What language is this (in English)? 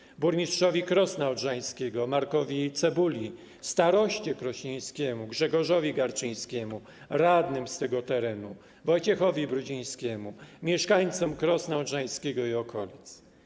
Polish